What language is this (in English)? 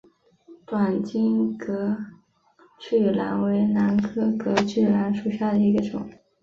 Chinese